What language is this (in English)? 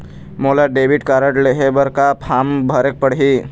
Chhattisgarhi